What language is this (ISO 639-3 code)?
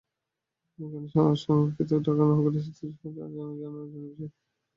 ben